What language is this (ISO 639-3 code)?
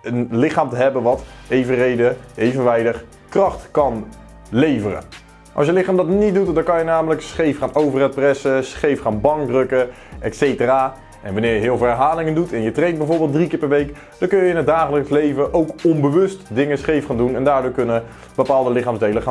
nld